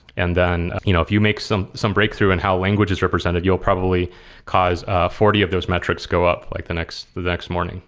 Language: English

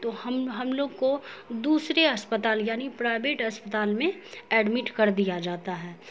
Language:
Urdu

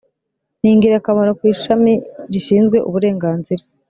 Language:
Kinyarwanda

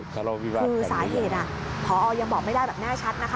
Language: Thai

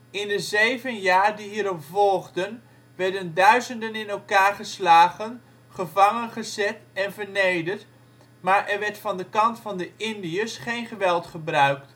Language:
Dutch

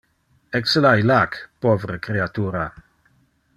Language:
Interlingua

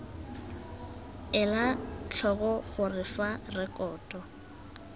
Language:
Tswana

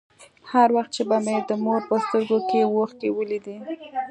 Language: Pashto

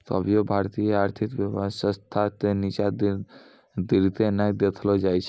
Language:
Maithili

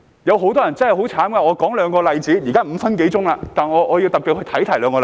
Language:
Cantonese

